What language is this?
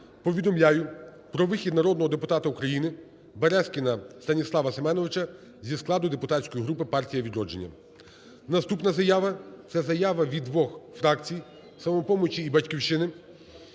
Ukrainian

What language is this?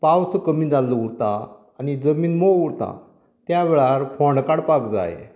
Konkani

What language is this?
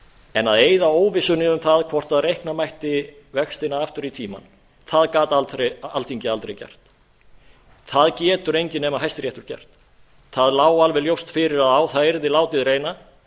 Icelandic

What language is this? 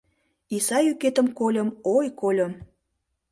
Mari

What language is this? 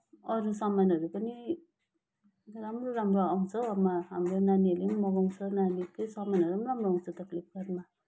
Nepali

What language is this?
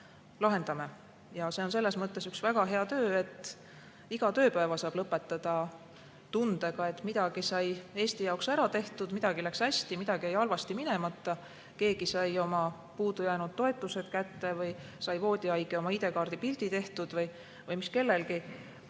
Estonian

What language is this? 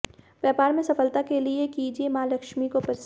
Hindi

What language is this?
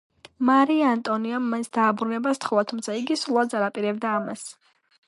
Georgian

